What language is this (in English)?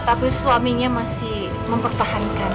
Indonesian